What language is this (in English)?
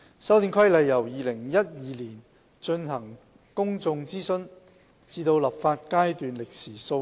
Cantonese